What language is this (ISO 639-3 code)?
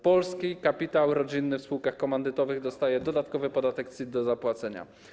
pol